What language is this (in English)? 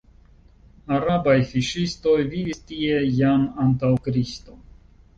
Esperanto